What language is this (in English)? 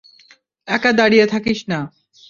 Bangla